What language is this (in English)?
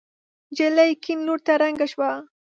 Pashto